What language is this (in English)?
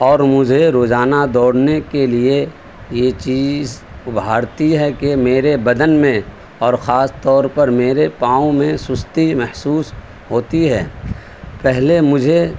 Urdu